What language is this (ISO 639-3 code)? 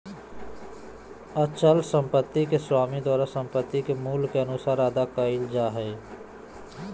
mag